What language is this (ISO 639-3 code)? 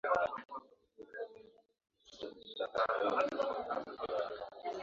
swa